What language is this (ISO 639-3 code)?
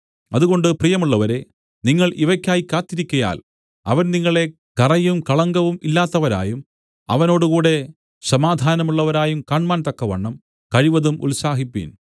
mal